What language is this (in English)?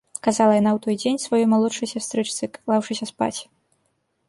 Belarusian